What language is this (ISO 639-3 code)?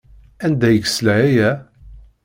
kab